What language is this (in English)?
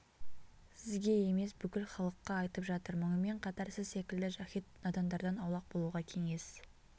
Kazakh